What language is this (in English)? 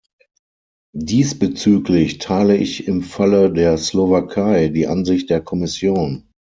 German